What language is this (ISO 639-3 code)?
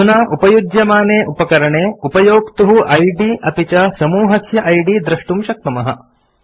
san